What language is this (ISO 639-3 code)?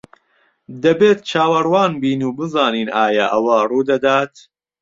ckb